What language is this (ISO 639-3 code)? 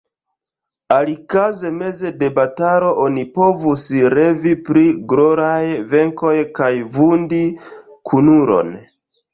epo